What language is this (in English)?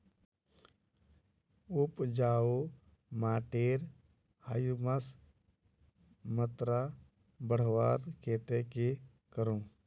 Magahi